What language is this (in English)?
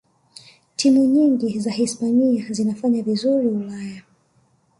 Swahili